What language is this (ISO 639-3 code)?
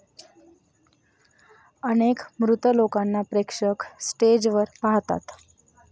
mar